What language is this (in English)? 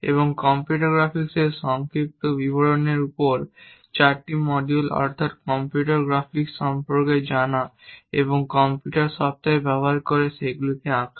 Bangla